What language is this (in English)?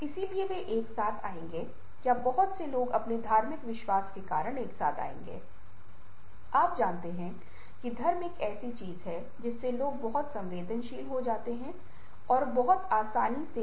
Hindi